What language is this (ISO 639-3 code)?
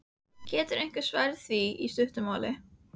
isl